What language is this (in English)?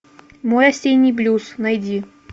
Russian